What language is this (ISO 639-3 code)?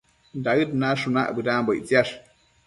mcf